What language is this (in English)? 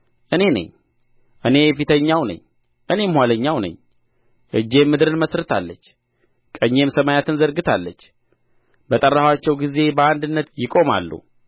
Amharic